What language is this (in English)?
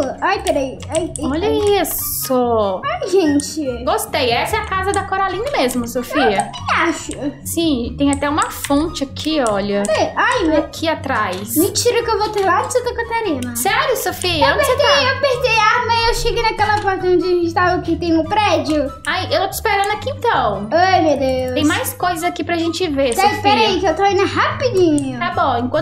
Portuguese